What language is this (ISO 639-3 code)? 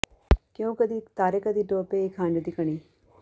pan